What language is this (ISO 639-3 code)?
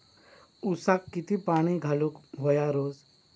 mar